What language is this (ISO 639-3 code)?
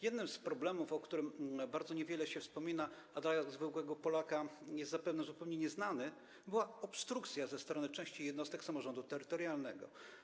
pol